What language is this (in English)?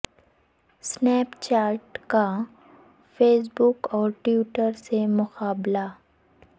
Urdu